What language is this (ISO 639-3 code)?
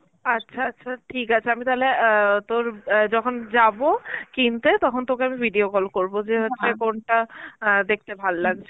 ben